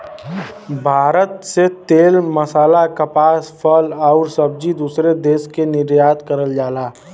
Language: Bhojpuri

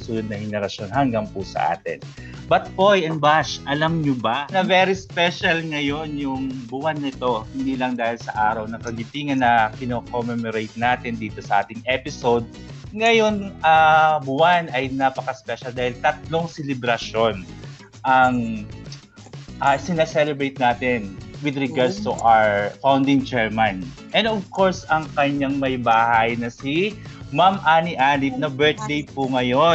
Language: Filipino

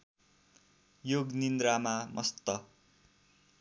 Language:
Nepali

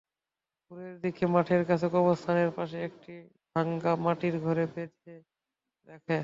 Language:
Bangla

